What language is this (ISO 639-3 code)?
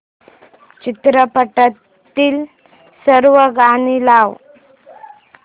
mar